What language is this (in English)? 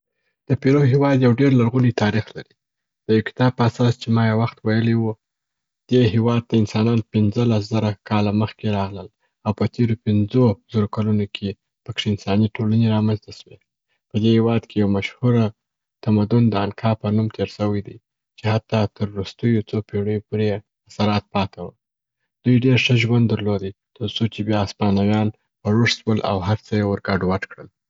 Southern Pashto